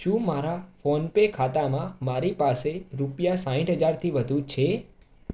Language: Gujarati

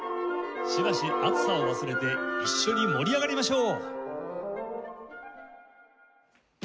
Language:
Japanese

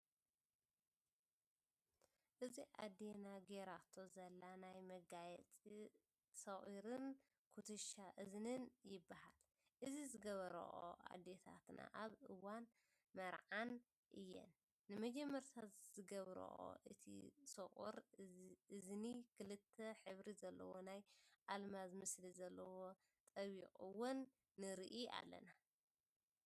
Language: Tigrinya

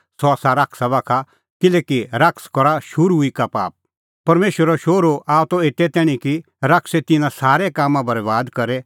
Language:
Kullu Pahari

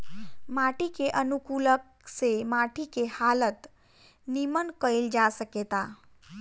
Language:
Bhojpuri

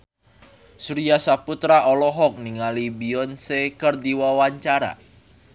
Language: Sundanese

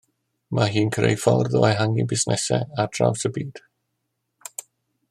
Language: Welsh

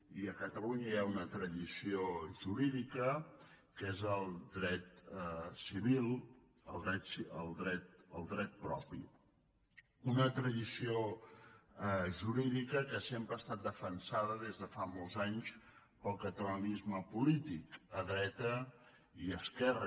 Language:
Catalan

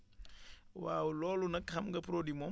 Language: Wolof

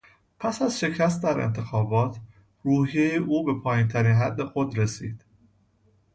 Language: Persian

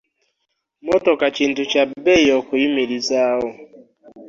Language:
Ganda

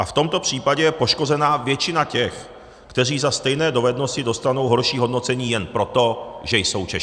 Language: Czech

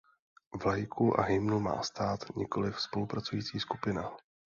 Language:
Czech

